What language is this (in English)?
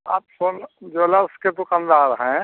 Hindi